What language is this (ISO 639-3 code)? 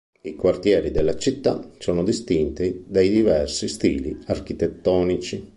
ita